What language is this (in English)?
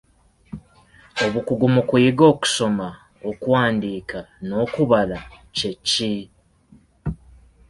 Ganda